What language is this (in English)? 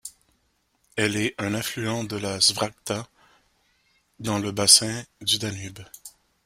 French